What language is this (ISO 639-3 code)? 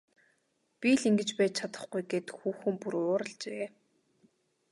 mon